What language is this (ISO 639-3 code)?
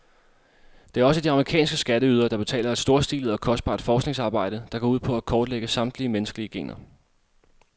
dan